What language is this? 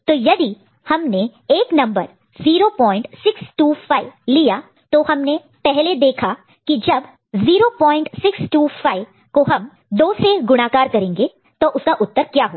Hindi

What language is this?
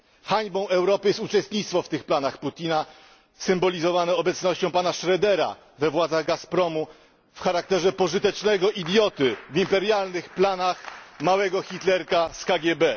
Polish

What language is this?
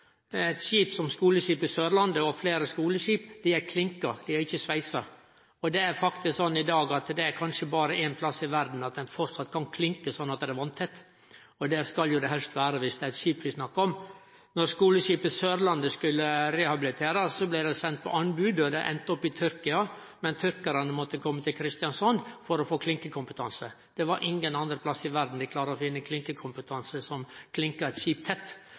Norwegian Nynorsk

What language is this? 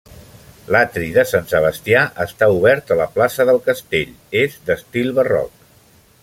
Catalan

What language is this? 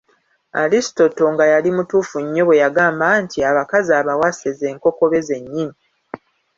Ganda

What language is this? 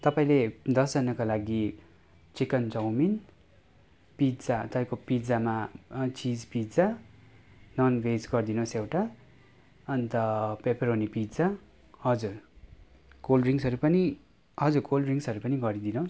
Nepali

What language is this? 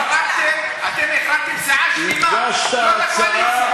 Hebrew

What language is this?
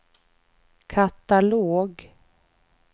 Swedish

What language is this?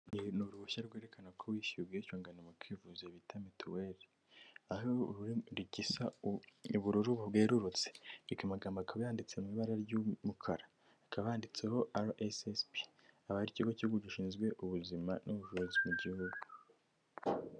Kinyarwanda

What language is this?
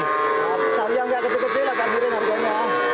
Indonesian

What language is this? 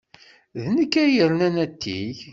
Kabyle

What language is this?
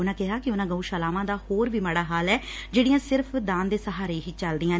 Punjabi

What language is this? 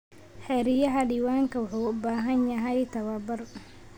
Somali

